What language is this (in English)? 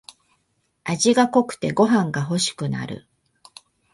Japanese